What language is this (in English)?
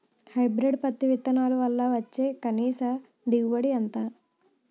Telugu